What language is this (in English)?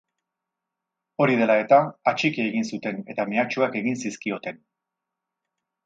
Basque